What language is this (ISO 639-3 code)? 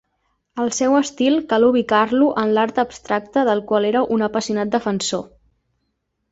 cat